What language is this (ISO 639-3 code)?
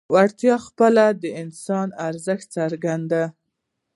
pus